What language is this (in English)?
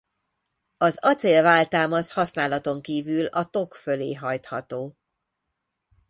Hungarian